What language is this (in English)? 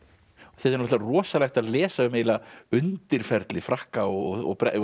Icelandic